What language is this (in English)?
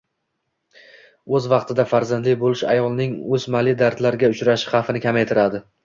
Uzbek